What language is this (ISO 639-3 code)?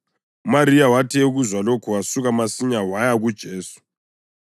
nde